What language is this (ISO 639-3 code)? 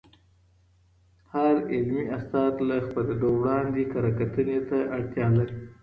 pus